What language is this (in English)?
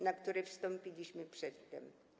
Polish